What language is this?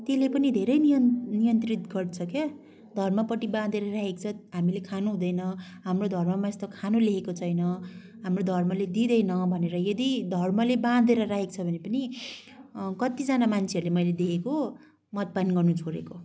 Nepali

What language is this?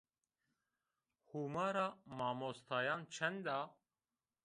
Zaza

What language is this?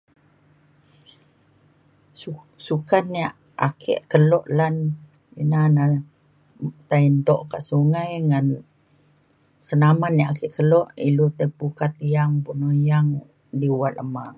Mainstream Kenyah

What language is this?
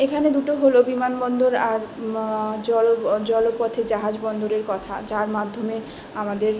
Bangla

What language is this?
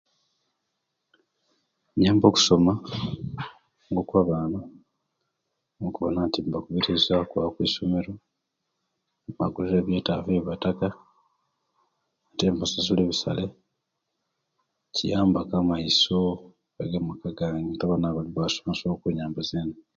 Kenyi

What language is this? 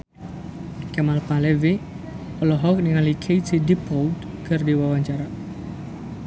Sundanese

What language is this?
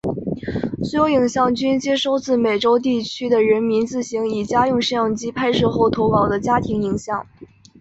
Chinese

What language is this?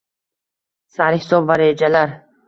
Uzbek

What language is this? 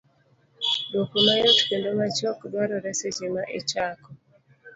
Luo (Kenya and Tanzania)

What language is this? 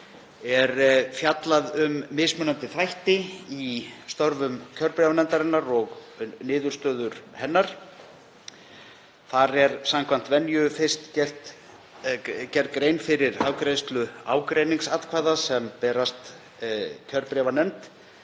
Icelandic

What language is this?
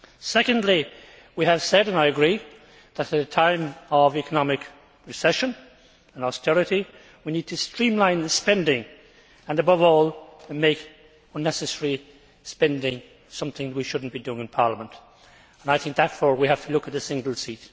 English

